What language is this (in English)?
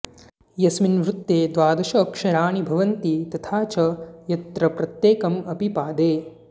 Sanskrit